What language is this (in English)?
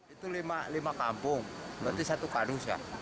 Indonesian